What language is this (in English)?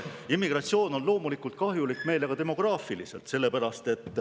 Estonian